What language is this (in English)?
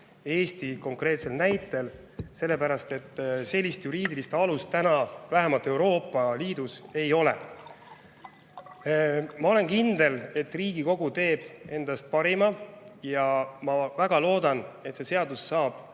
Estonian